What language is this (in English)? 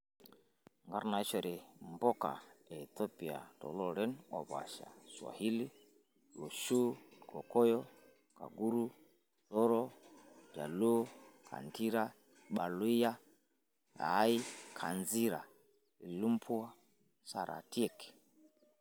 Masai